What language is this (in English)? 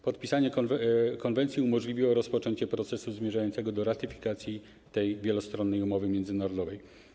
Polish